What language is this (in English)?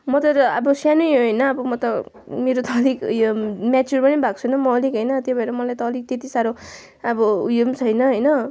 Nepali